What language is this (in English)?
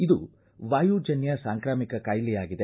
Kannada